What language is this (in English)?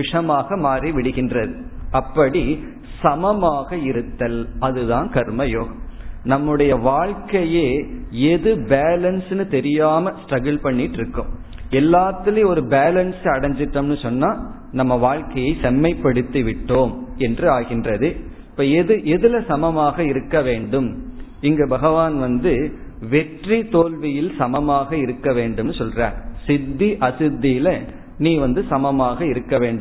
Tamil